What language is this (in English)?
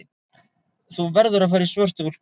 Icelandic